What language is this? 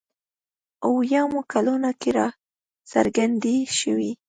Pashto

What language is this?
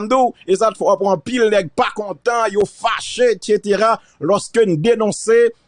French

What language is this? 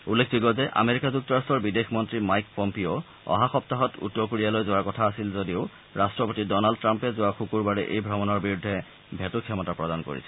Assamese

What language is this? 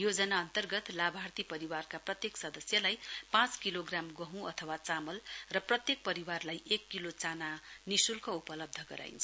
Nepali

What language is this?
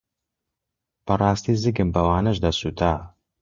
Central Kurdish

